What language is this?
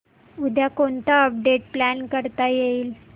Marathi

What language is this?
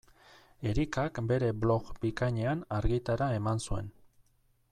Basque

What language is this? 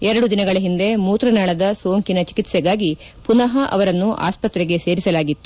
Kannada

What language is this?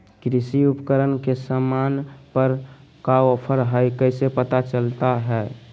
Magahi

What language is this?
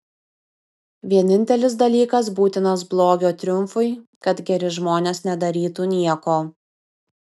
Lithuanian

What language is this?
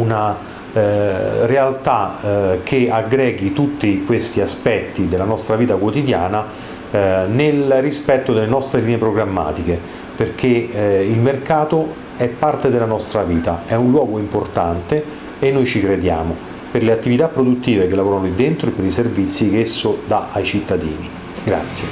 Italian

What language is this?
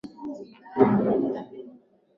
Swahili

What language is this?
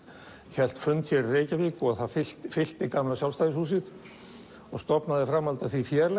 Icelandic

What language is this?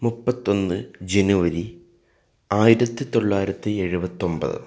Malayalam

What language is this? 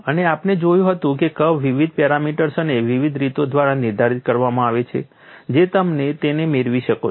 Gujarati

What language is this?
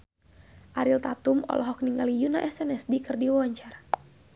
Sundanese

